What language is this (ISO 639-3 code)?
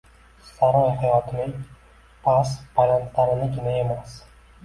uzb